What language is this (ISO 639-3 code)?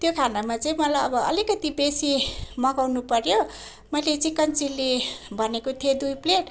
nep